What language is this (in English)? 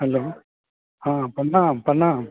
Maithili